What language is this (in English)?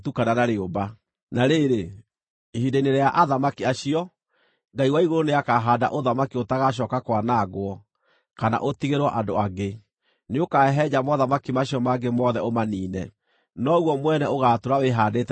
Kikuyu